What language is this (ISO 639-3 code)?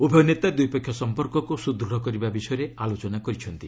ori